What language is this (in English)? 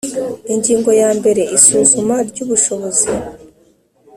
Kinyarwanda